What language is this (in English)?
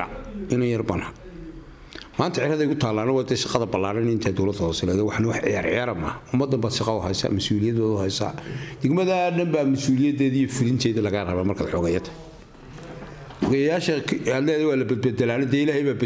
Arabic